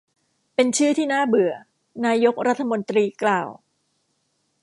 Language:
Thai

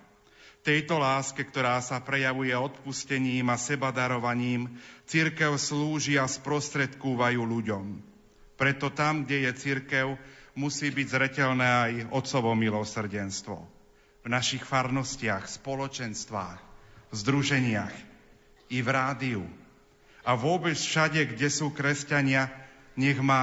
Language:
Slovak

